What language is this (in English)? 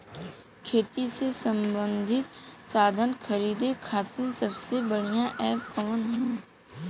Bhojpuri